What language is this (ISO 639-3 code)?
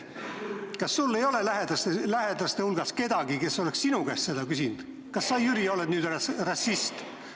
est